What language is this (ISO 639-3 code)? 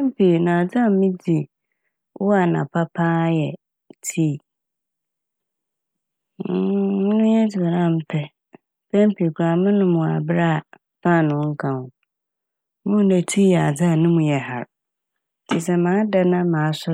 aka